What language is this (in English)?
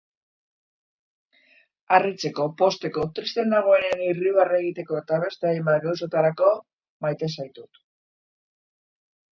Basque